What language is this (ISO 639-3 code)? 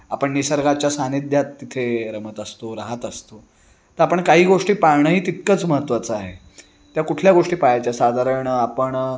mar